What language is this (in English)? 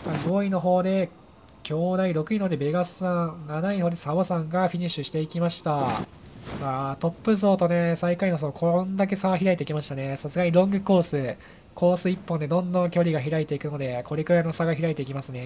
Japanese